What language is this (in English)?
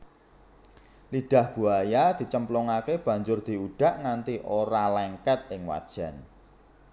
Javanese